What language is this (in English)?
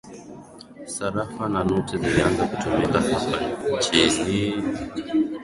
Swahili